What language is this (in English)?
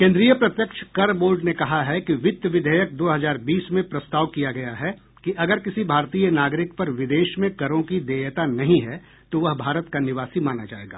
Hindi